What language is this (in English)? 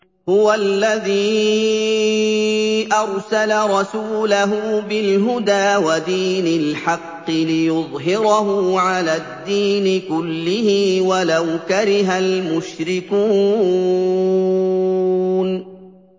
Arabic